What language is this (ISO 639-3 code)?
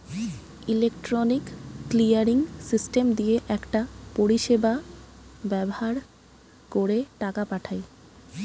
ben